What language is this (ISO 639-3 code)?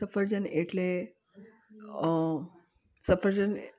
guj